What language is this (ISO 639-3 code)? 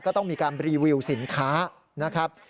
tha